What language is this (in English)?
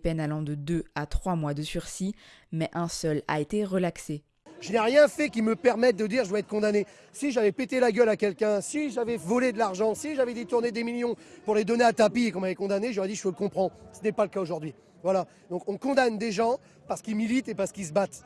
French